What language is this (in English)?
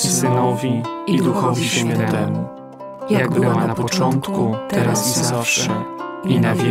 Polish